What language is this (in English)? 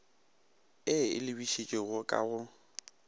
Northern Sotho